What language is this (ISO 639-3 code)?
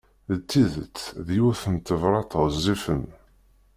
kab